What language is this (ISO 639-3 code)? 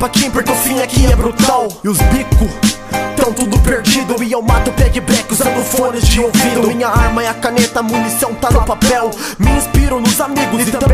por